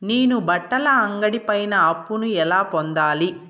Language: Telugu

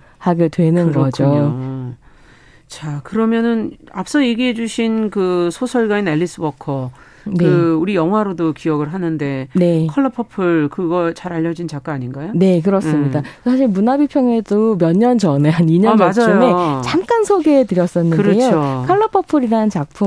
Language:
Korean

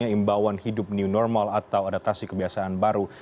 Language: Indonesian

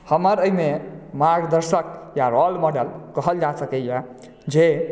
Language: Maithili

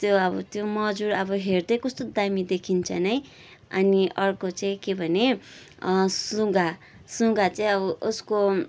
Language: Nepali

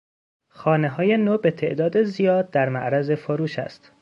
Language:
Persian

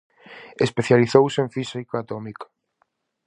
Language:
Galician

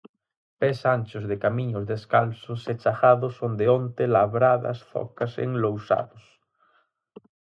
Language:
Galician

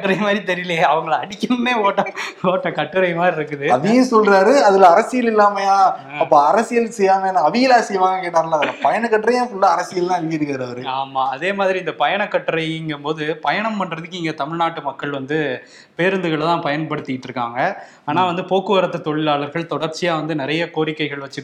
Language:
Tamil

